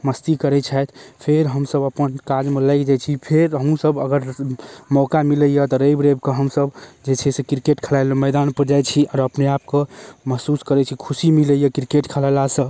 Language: Maithili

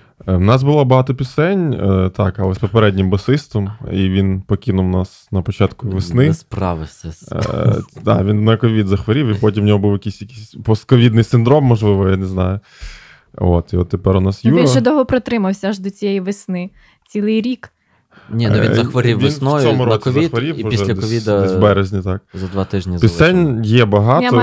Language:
Ukrainian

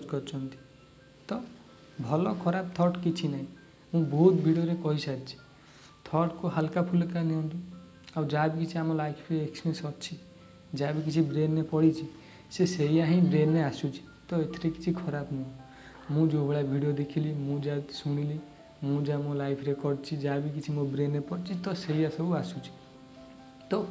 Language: Odia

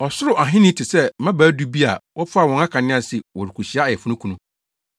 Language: Akan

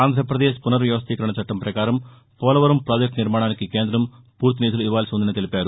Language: Telugu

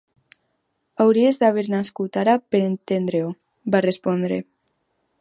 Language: Catalan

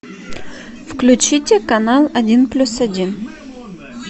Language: Russian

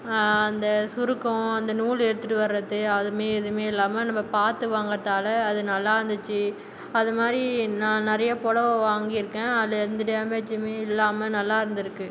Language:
Tamil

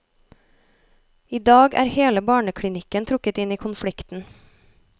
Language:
Norwegian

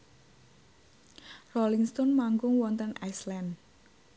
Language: Javanese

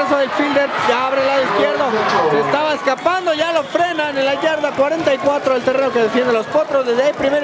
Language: Spanish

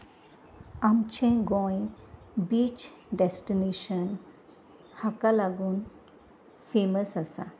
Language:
Konkani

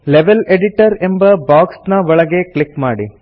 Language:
Kannada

